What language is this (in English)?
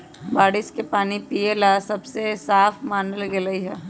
Magahi